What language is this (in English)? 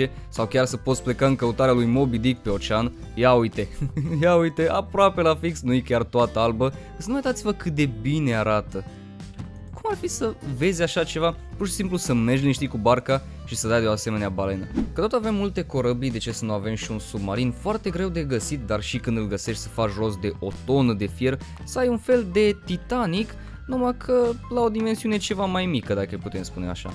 Romanian